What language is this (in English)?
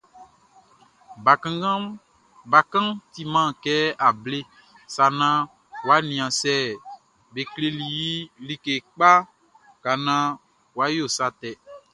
Baoulé